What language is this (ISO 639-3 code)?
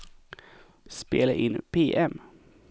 swe